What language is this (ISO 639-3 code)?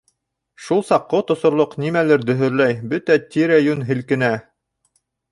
bak